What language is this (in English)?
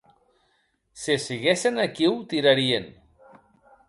Occitan